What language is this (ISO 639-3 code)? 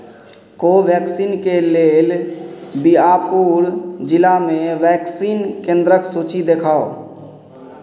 mai